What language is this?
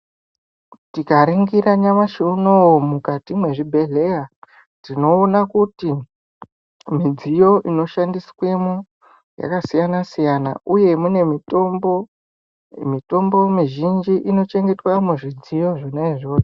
Ndau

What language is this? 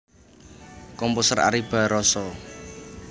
Javanese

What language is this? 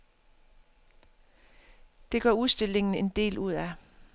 Danish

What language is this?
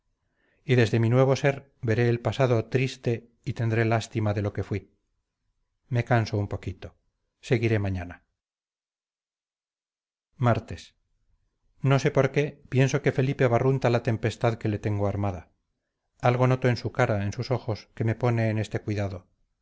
Spanish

